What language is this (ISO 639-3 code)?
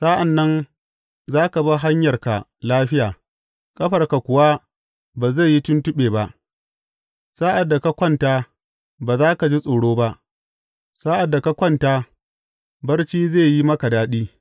hau